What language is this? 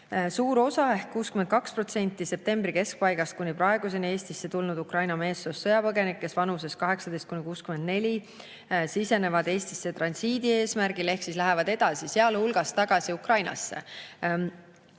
Estonian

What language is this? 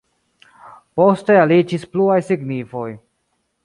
Esperanto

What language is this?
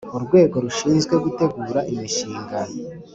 Kinyarwanda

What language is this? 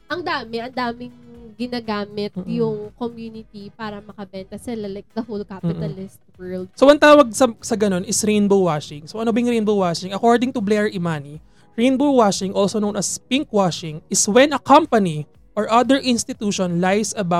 Filipino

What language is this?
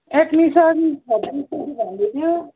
Nepali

